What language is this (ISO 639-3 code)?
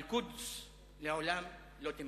heb